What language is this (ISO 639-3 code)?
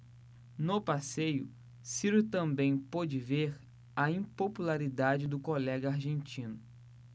por